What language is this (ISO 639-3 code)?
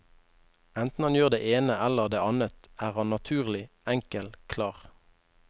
nor